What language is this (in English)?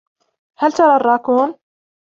Arabic